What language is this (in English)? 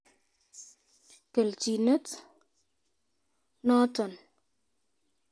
Kalenjin